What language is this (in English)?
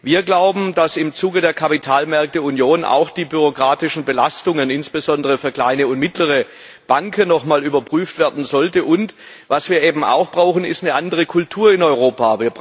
German